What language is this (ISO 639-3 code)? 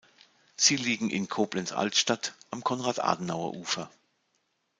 deu